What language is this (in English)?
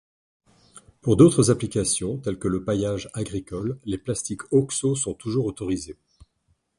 French